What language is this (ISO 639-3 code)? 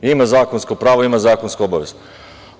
srp